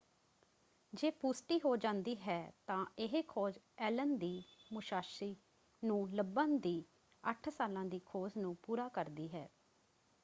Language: Punjabi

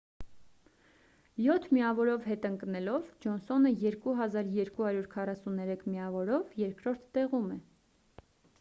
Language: Armenian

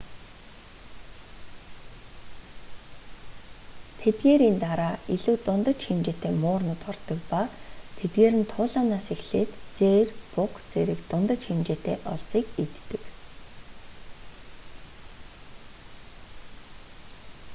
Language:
Mongolian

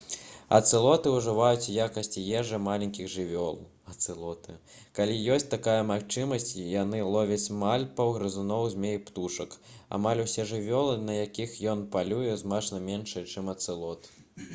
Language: Belarusian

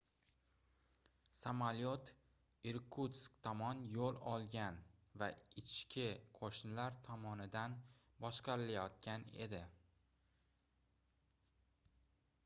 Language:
Uzbek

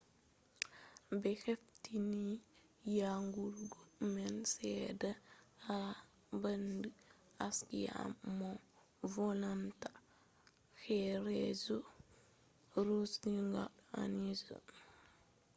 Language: Fula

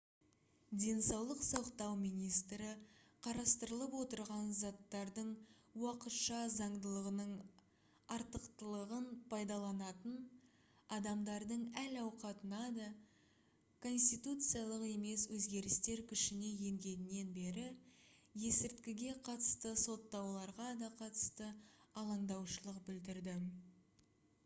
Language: Kazakh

